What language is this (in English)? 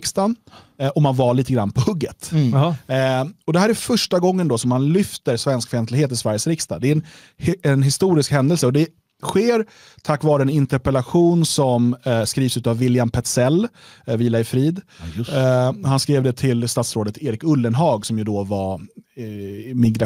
Swedish